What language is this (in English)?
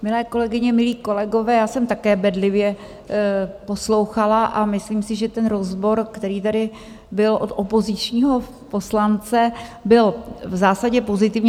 Czech